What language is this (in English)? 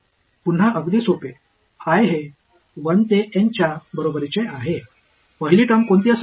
Marathi